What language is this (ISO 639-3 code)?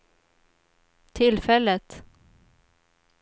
swe